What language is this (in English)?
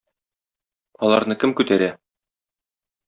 Tatar